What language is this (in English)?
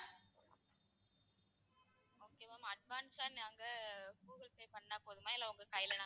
Tamil